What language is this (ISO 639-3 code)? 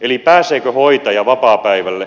fin